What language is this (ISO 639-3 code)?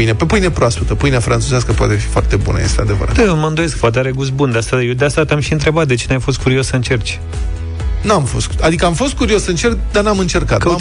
ron